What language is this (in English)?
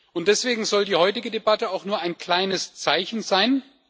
German